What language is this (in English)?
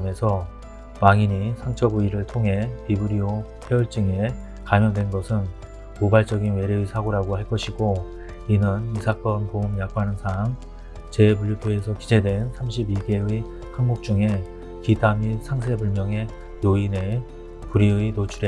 Korean